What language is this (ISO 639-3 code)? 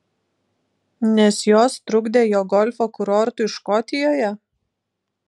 lit